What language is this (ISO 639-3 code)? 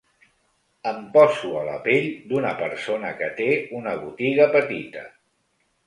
cat